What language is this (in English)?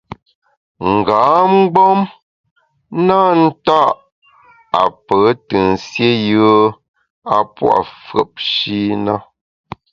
Bamun